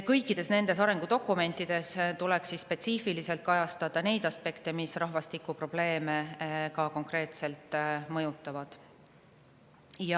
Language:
Estonian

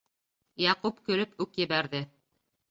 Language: Bashkir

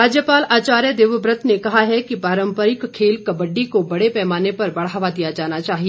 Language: Hindi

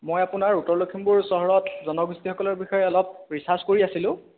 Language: Assamese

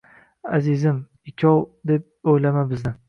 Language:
Uzbek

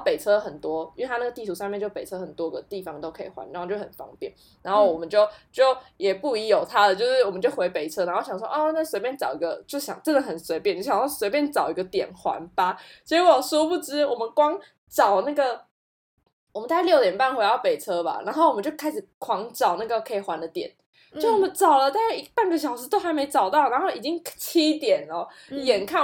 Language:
Chinese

